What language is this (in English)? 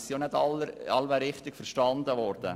Swiss German